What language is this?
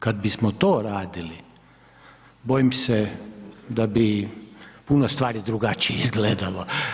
Croatian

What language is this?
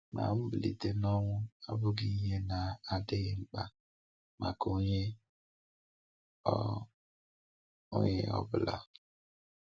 Igbo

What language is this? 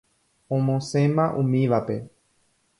Guarani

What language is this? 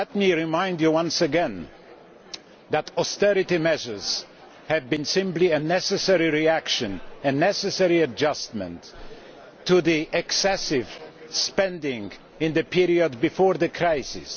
English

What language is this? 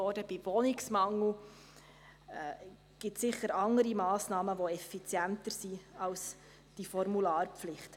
Swiss German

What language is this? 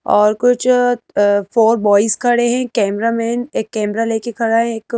Hindi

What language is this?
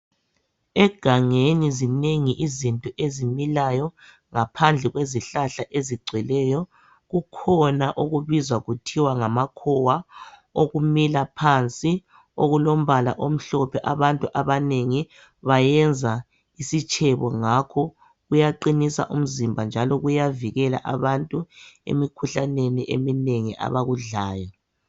North Ndebele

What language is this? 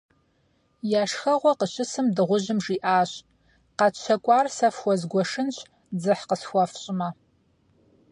Kabardian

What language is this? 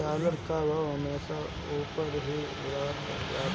Bhojpuri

